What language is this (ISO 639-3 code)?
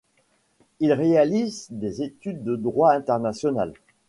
fra